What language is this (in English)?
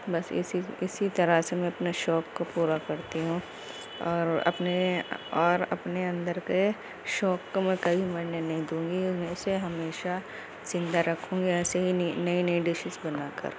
Urdu